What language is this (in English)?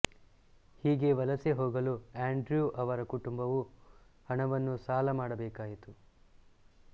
Kannada